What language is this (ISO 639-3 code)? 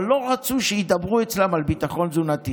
heb